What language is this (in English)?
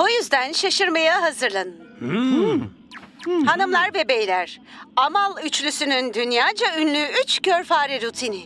Turkish